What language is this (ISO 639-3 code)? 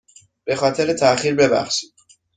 fas